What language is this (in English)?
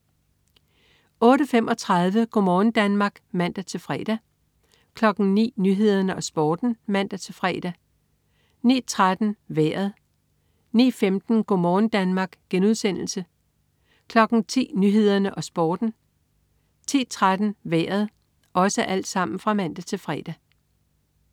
Danish